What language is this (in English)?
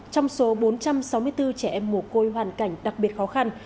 Vietnamese